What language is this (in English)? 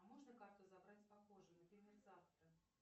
Russian